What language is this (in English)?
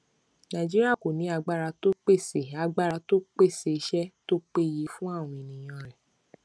Yoruba